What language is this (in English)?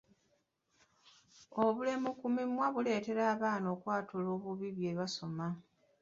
Ganda